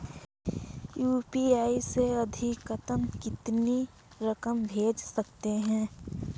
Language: Hindi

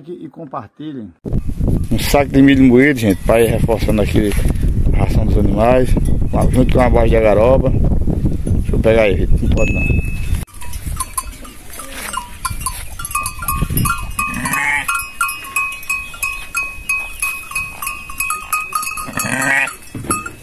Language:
Portuguese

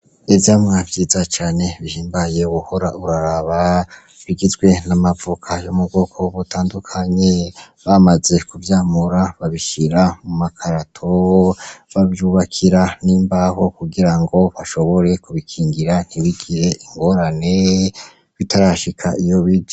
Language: Rundi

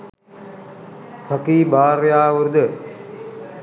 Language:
Sinhala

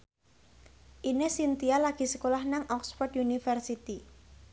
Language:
Javanese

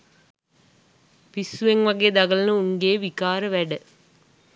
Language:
Sinhala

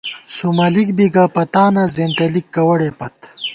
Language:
Gawar-Bati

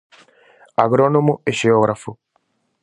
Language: Galician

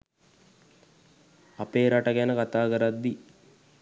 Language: Sinhala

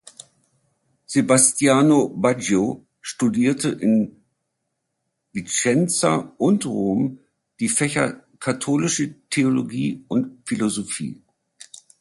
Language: German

